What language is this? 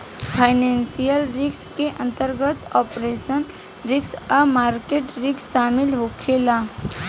Bhojpuri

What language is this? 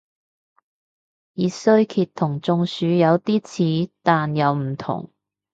Cantonese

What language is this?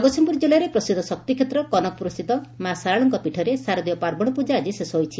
Odia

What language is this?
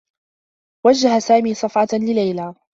Arabic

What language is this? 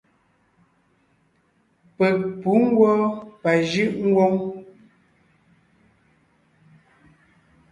Ngiemboon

